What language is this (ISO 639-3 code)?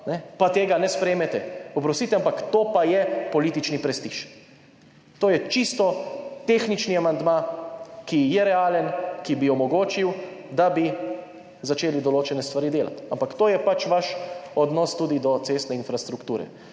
slv